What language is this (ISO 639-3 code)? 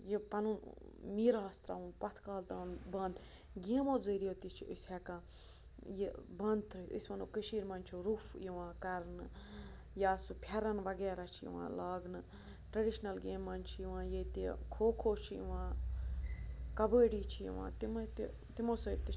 kas